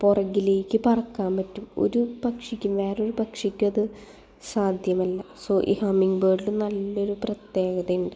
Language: Malayalam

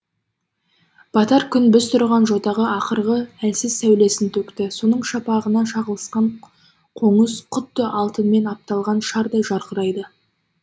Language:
Kazakh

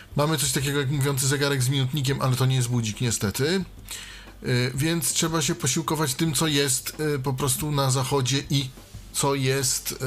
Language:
Polish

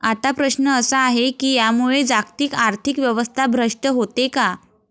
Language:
Marathi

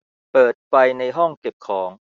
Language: Thai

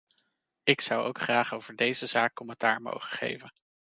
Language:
Dutch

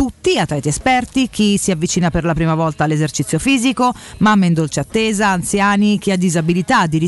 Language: Italian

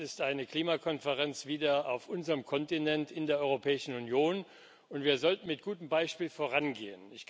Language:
German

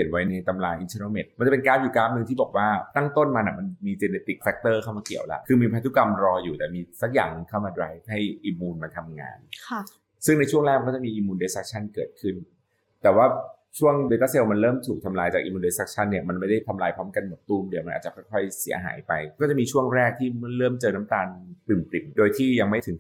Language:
Thai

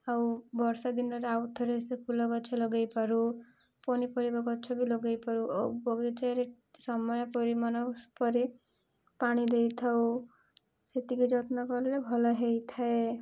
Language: Odia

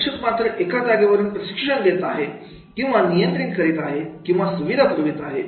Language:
Marathi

